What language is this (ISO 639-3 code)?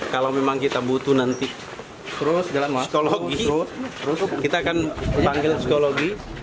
ind